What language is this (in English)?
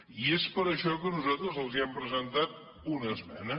Catalan